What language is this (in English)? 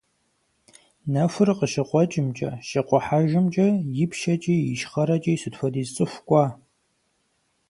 Kabardian